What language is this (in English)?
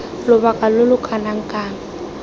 Tswana